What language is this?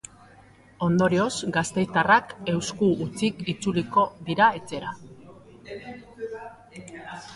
Basque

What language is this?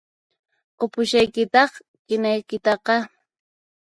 Puno Quechua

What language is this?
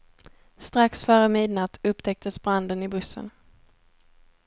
Swedish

